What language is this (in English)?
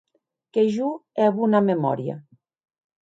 Occitan